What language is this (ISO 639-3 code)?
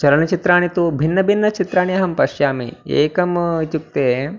san